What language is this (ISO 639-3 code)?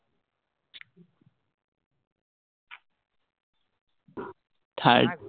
asm